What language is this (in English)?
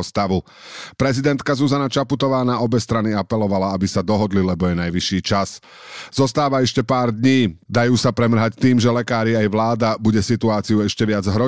Slovak